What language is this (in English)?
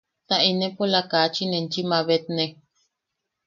Yaqui